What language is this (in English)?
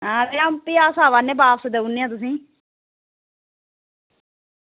Dogri